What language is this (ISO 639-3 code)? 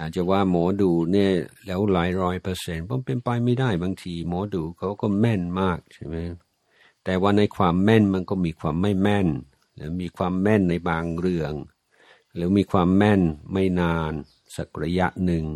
tha